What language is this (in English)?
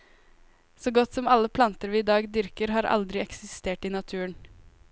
Norwegian